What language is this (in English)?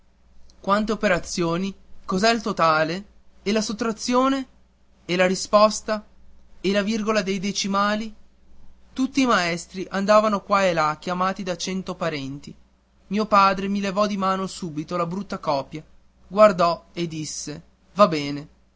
Italian